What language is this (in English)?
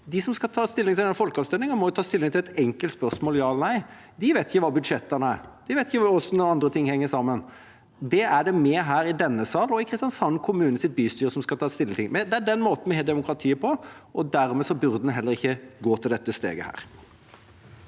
Norwegian